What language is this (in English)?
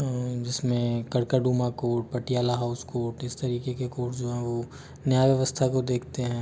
Hindi